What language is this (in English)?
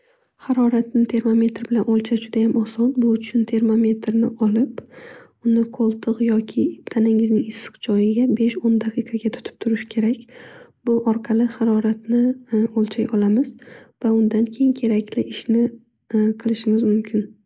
Uzbek